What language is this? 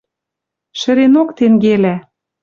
Western Mari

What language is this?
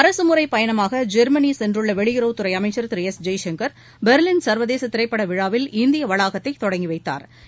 Tamil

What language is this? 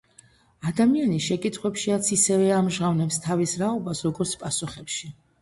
Georgian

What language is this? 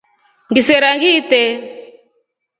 Rombo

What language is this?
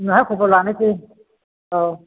Bodo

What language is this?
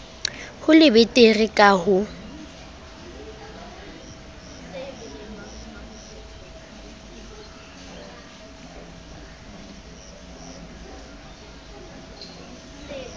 Southern Sotho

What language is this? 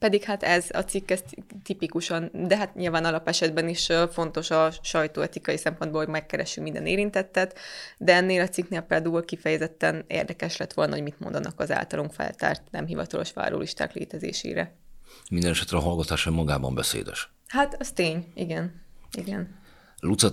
Hungarian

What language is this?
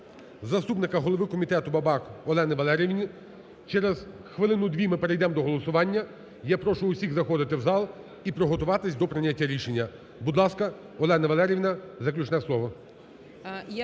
Ukrainian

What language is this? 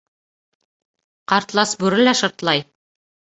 Bashkir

